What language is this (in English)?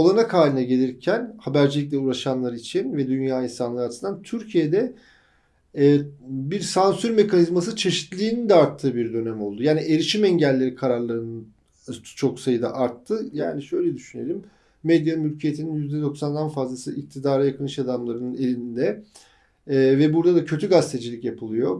Turkish